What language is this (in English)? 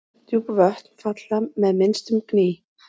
Icelandic